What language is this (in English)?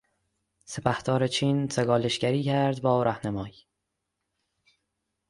Persian